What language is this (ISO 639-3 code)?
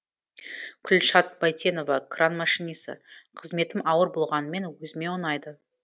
kaz